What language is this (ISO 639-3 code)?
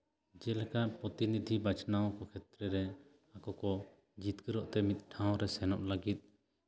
sat